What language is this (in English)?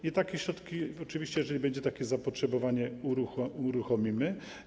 Polish